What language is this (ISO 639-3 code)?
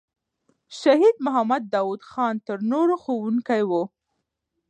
pus